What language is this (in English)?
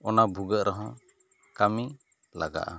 Santali